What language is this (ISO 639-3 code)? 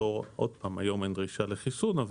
heb